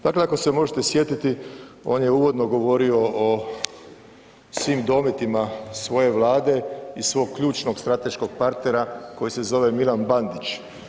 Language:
Croatian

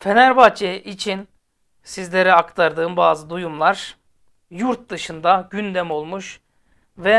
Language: Turkish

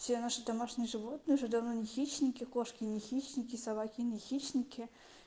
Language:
Russian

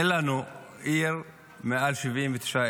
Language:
Hebrew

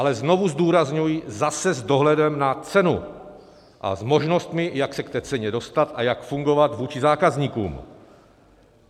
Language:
Czech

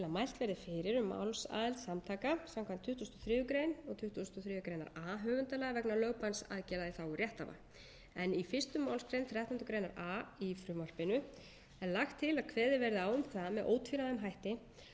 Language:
Icelandic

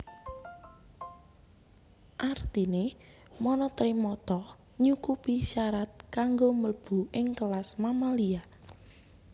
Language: Javanese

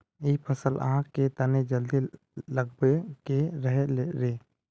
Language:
Magahi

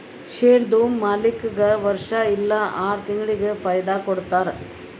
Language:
Kannada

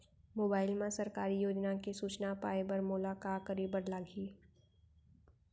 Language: Chhattisgarhi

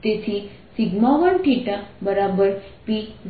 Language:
Gujarati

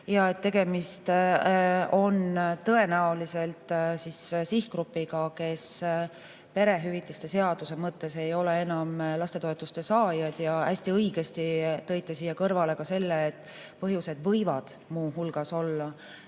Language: Estonian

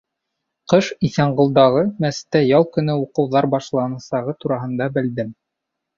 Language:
Bashkir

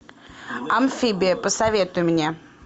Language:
Russian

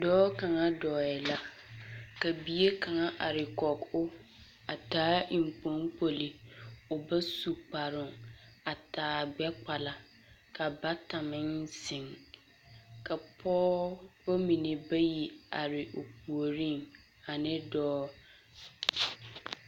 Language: Southern Dagaare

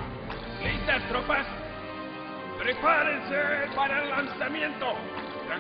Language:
Spanish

